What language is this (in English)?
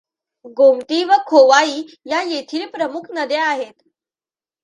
Marathi